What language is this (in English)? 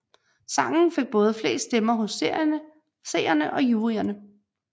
Danish